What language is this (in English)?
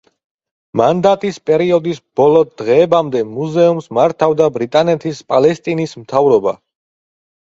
Georgian